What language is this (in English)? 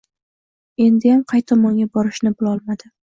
Uzbek